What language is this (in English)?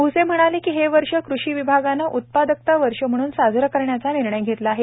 Marathi